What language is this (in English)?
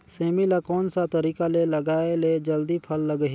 Chhattisgarhi